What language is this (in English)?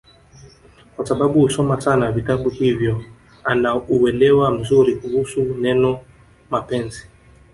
Swahili